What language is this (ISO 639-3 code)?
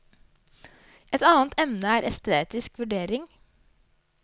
nor